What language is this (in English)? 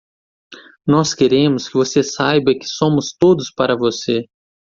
Portuguese